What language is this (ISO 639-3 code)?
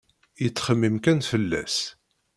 kab